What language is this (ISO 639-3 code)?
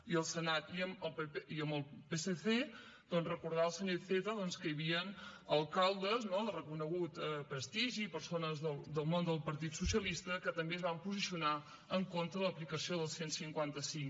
cat